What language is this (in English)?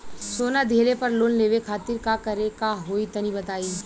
Bhojpuri